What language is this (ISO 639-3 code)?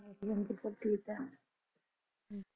pan